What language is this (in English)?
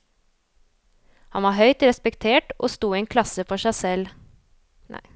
Norwegian